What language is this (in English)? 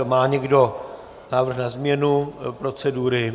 Czech